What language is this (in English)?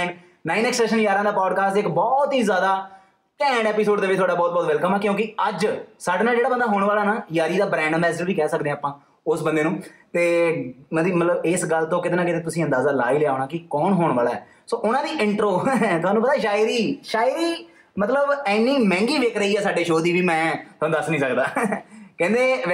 Punjabi